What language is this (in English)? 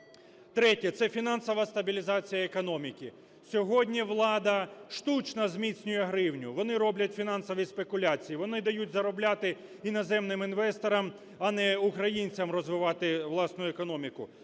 Ukrainian